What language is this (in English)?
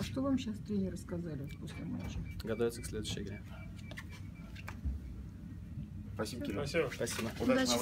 Russian